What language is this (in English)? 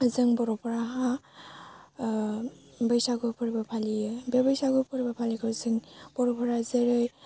Bodo